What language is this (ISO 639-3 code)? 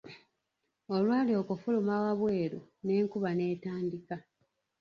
lug